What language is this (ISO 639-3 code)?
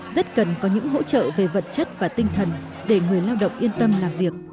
vie